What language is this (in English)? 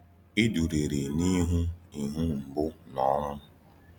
Igbo